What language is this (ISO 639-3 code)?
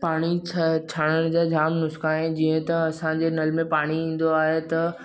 snd